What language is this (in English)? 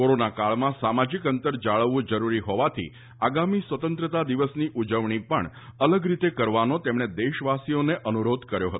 Gujarati